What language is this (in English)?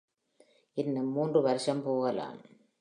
Tamil